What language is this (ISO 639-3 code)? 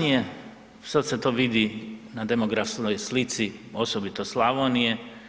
hrv